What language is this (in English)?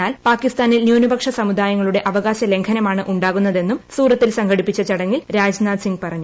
Malayalam